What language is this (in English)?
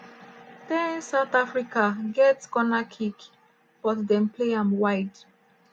Nigerian Pidgin